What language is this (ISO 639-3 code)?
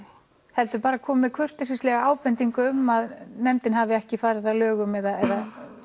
isl